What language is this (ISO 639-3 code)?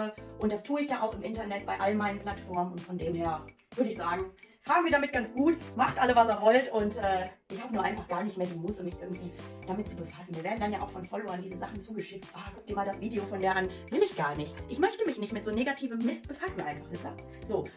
deu